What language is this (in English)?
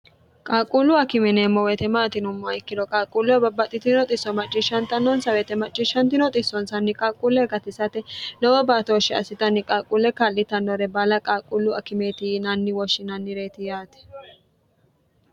Sidamo